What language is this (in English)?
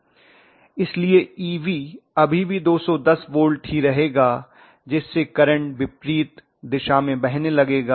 Hindi